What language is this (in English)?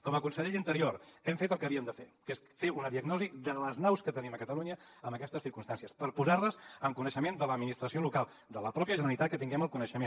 Catalan